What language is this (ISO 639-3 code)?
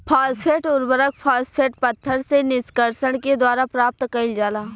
bho